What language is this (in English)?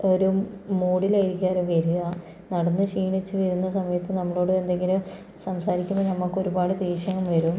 Malayalam